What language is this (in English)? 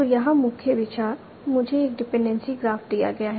Hindi